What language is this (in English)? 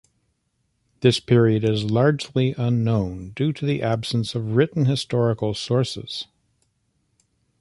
English